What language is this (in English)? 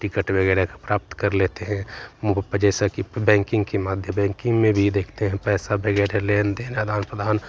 Hindi